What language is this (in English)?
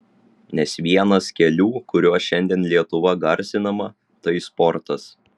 Lithuanian